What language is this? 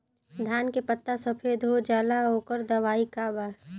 Bhojpuri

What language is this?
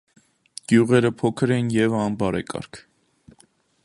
Armenian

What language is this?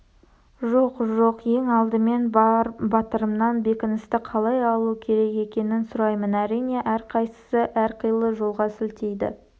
Kazakh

